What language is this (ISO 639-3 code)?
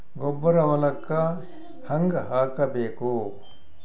kan